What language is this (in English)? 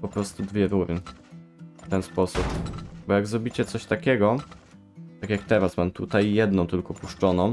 Polish